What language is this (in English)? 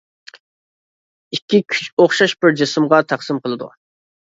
Uyghur